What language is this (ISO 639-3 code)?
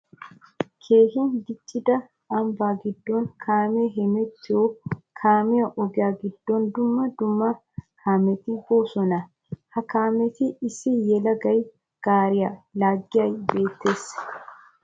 wal